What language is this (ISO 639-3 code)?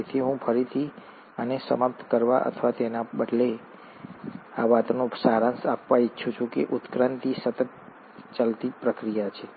guj